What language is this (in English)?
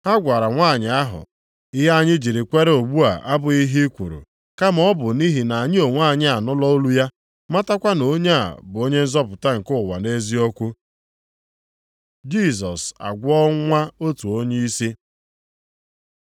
Igbo